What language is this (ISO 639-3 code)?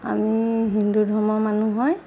asm